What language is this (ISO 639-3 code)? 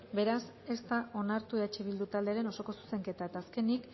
eus